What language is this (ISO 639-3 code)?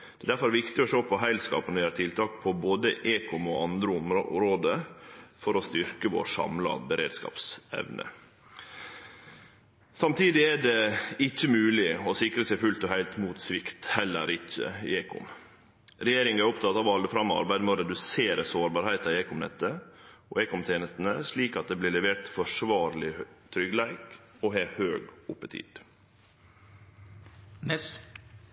nno